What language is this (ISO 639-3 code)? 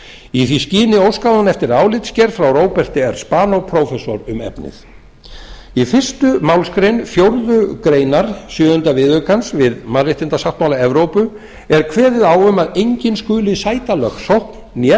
isl